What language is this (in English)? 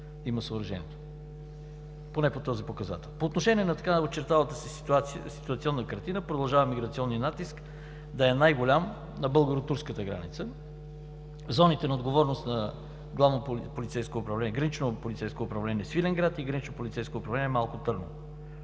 Bulgarian